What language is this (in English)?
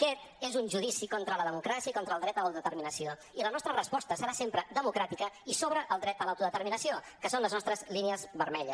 Catalan